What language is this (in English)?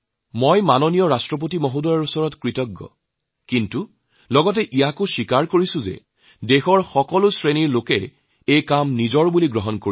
Assamese